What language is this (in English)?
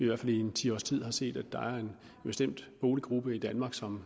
Danish